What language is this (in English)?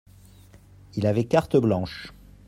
French